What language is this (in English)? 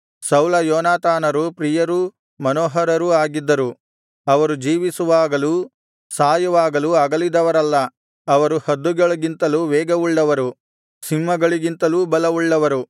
Kannada